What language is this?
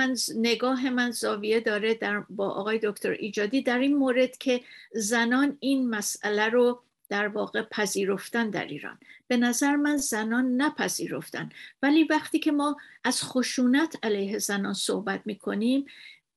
Persian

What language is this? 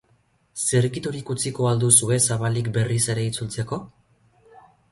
Basque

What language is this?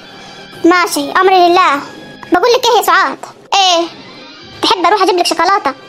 Arabic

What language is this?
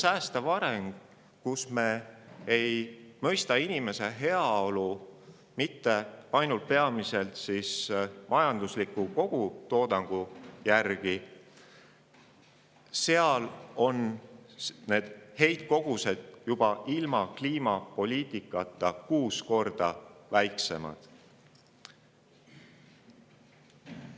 Estonian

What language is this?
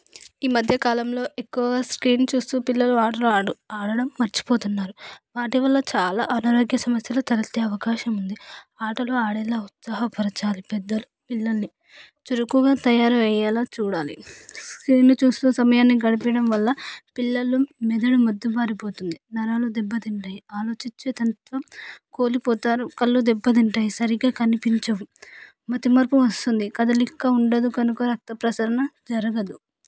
Telugu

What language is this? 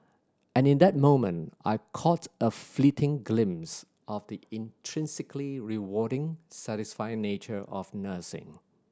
English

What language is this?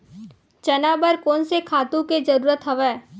Chhattisgarhi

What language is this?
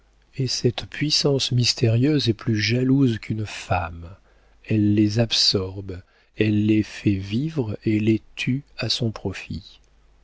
French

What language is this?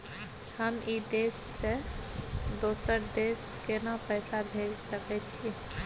Maithili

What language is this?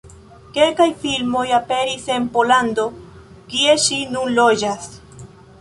Esperanto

